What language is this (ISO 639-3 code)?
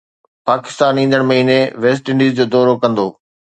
snd